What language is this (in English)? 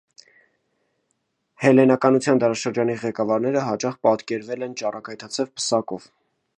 Armenian